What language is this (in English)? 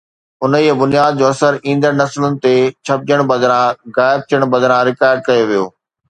Sindhi